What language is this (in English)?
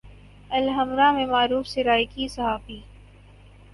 Urdu